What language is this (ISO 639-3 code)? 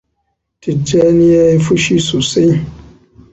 hau